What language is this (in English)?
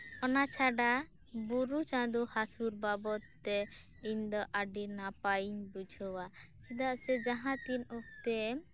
Santali